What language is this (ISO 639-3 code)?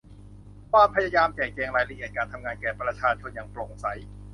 tha